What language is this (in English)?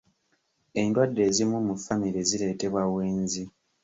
Ganda